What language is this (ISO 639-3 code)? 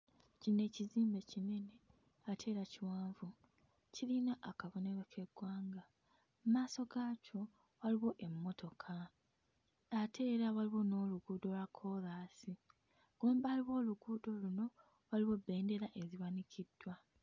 lug